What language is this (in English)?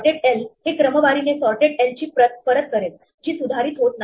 Marathi